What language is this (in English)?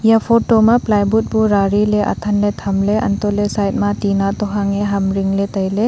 Wancho Naga